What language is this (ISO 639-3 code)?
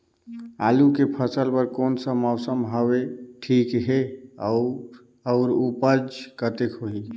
hne